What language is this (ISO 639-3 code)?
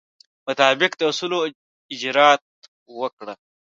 pus